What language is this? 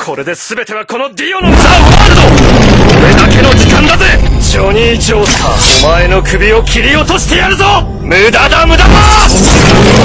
Japanese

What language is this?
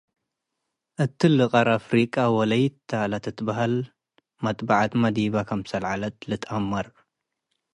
Tigre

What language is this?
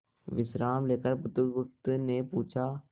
Hindi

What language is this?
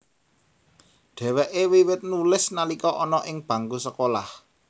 Javanese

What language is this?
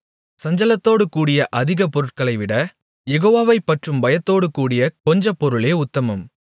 Tamil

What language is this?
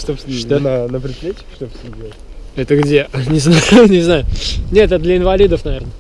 Russian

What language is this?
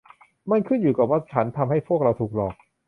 Thai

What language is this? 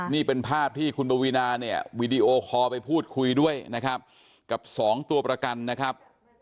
Thai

